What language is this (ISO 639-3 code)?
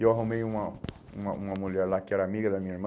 por